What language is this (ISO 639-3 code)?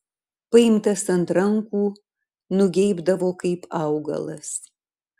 lit